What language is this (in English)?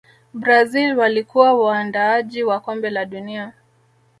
Swahili